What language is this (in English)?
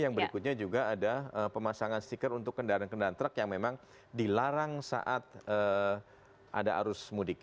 Indonesian